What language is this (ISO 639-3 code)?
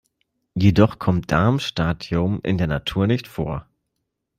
deu